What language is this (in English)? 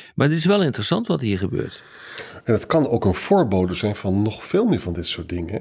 Dutch